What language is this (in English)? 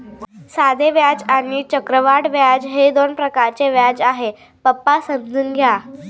Marathi